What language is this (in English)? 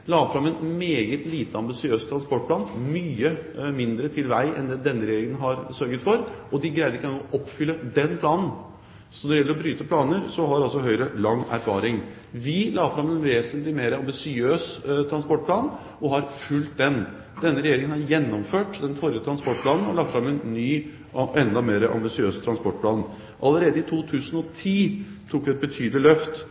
Norwegian Bokmål